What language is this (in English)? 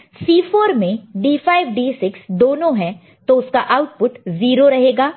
Hindi